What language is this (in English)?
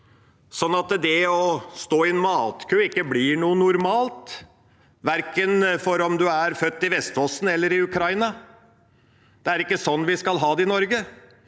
Norwegian